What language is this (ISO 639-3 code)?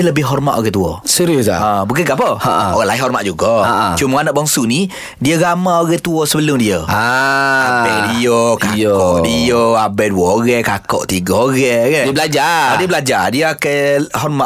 msa